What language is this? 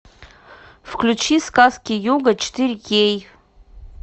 Russian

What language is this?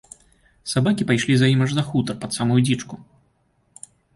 Belarusian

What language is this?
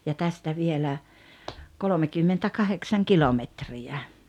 Finnish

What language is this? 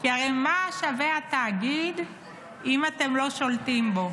Hebrew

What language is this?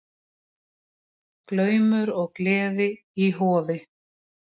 Icelandic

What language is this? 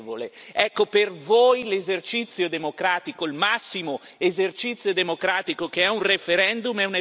Italian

